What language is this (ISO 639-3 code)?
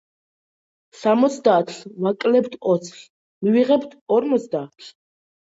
kat